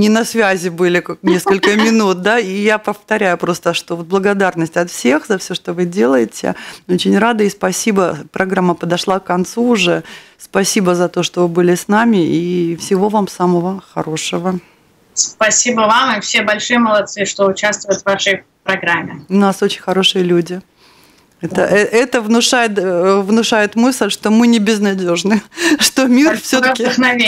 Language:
Russian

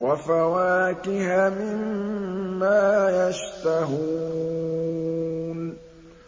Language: Arabic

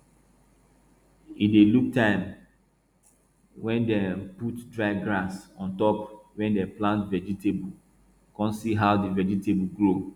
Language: Nigerian Pidgin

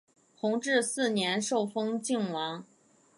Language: Chinese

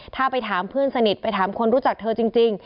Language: Thai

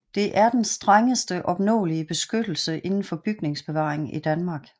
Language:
Danish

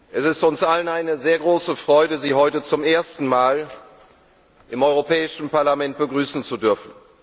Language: German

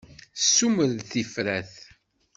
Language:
Kabyle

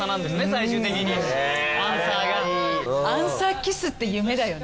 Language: Japanese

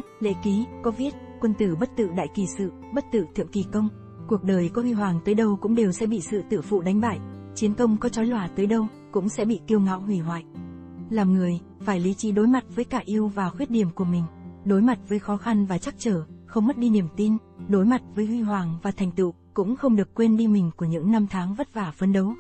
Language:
Vietnamese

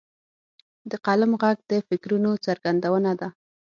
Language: Pashto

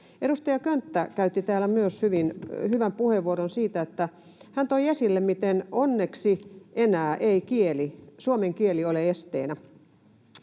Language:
Finnish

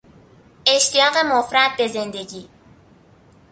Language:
Persian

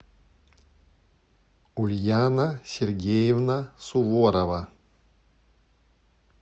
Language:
Russian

